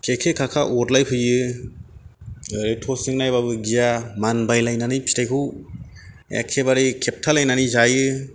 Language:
Bodo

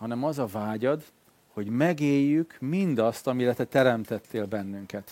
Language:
Hungarian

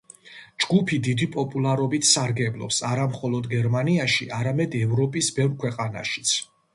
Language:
Georgian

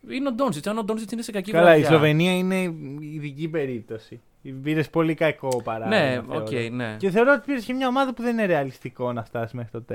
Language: Greek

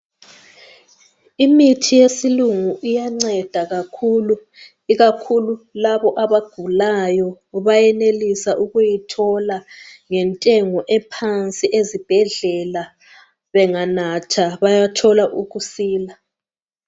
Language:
North Ndebele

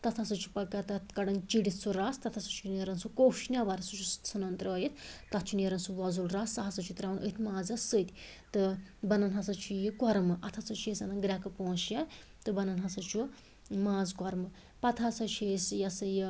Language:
Kashmiri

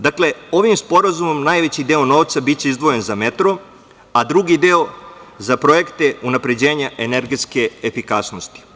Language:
Serbian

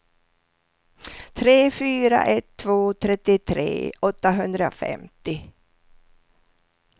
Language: Swedish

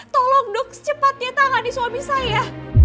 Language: Indonesian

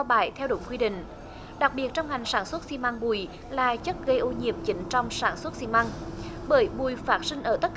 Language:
Vietnamese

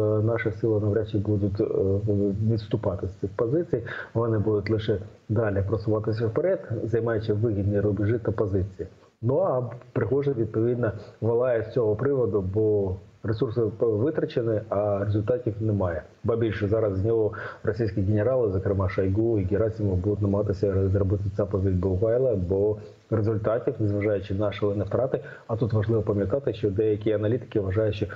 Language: Ukrainian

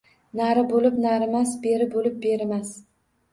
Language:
Uzbek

